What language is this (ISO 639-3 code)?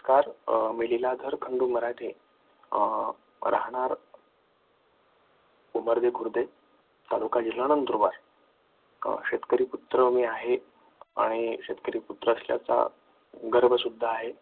mar